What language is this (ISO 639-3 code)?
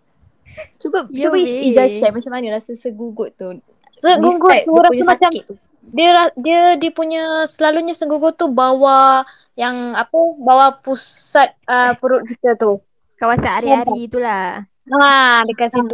msa